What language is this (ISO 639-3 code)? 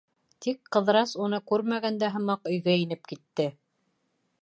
bak